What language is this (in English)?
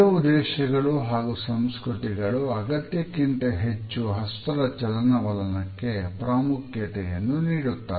Kannada